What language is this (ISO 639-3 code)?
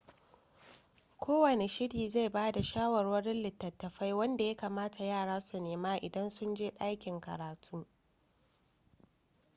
hau